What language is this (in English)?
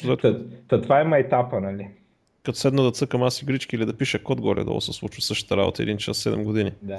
Bulgarian